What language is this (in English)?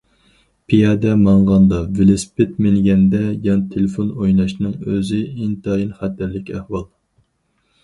Uyghur